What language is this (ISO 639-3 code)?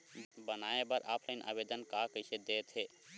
hne